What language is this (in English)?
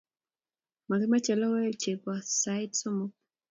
Kalenjin